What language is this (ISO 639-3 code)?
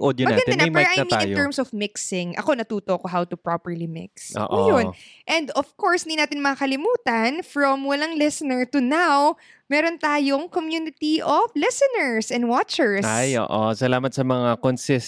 fil